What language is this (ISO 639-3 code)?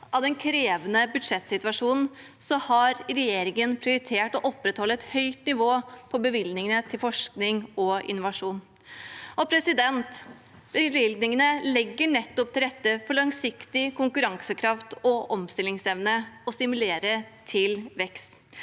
nor